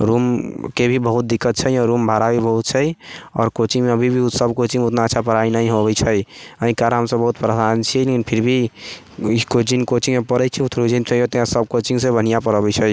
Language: Maithili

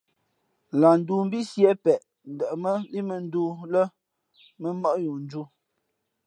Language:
Fe'fe'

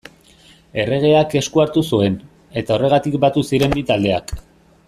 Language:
Basque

